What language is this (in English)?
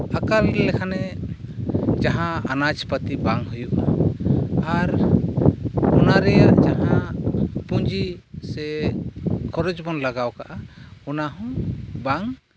Santali